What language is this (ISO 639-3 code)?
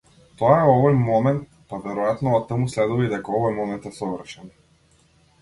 mkd